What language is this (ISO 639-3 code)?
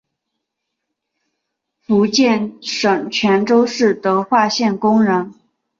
zho